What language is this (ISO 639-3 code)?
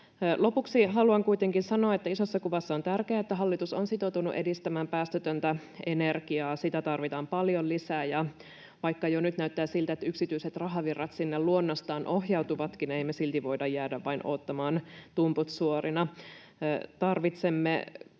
fin